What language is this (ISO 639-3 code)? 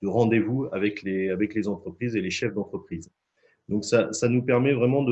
fra